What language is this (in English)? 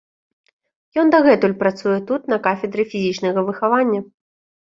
Belarusian